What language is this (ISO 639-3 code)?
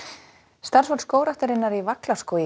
isl